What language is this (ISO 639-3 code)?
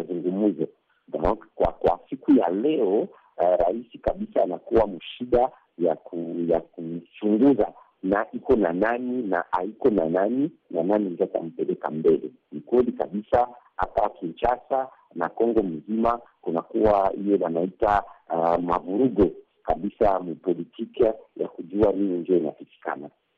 swa